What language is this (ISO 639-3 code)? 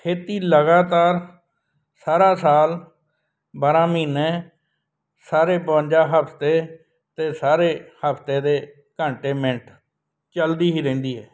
pan